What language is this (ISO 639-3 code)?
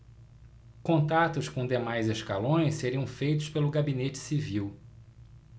por